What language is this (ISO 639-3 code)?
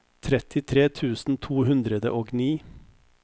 nor